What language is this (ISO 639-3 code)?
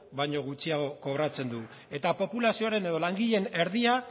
eus